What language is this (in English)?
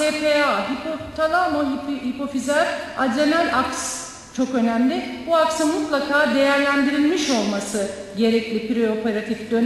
Turkish